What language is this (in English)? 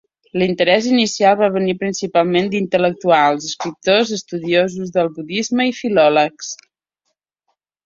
Catalan